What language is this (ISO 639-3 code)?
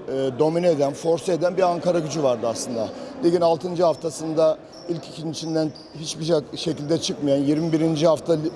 tur